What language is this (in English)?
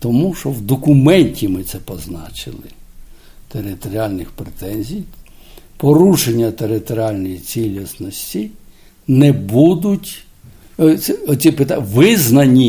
Ukrainian